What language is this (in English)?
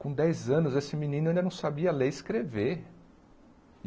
Portuguese